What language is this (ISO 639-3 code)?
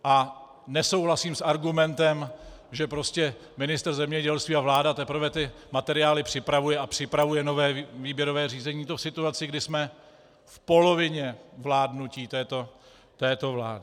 ces